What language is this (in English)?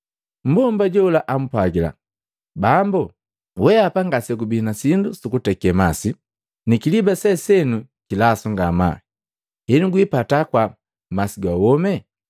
Matengo